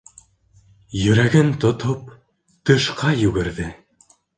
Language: Bashkir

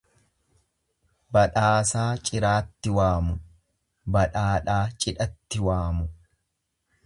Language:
Oromo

